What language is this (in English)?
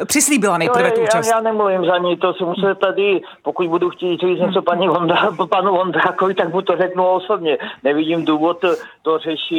Czech